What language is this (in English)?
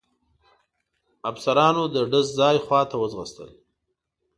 Pashto